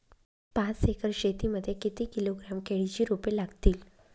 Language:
Marathi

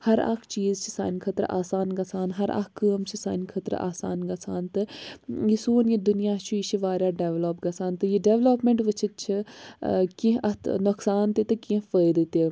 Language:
Kashmiri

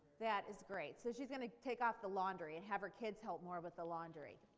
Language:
English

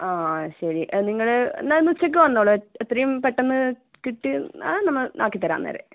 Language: Malayalam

